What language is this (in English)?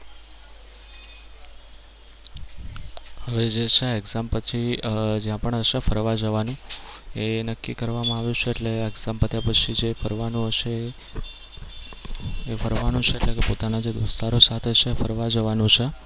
Gujarati